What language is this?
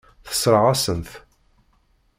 Kabyle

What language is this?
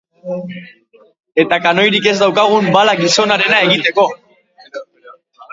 Basque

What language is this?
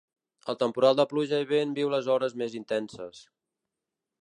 Catalan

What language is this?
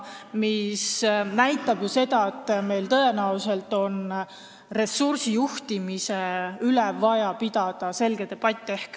Estonian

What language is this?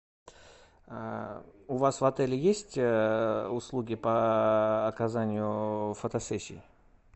Russian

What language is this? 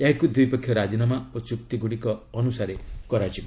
Odia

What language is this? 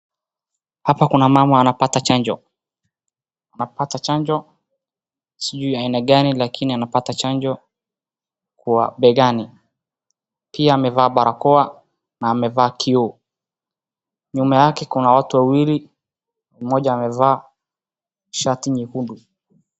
Swahili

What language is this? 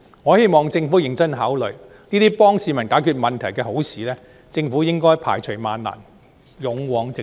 Cantonese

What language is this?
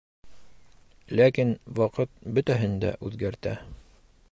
Bashkir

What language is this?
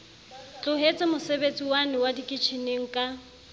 Southern Sotho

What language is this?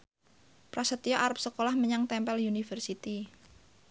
Javanese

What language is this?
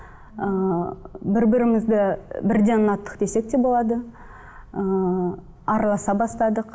Kazakh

